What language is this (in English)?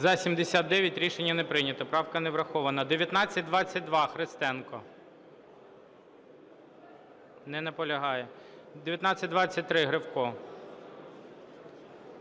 Ukrainian